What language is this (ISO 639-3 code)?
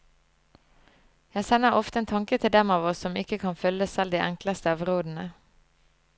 nor